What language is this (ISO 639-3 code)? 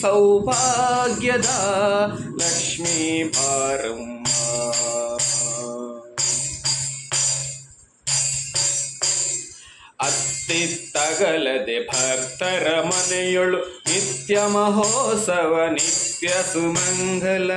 kan